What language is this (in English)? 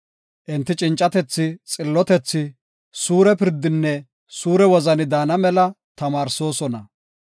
Gofa